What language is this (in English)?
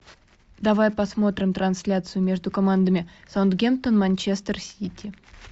Russian